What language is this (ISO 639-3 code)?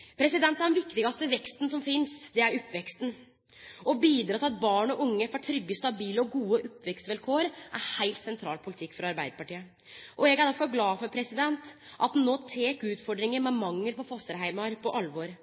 nno